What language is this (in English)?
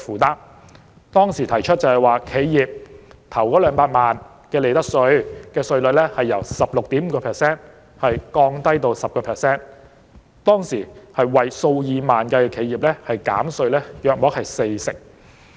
Cantonese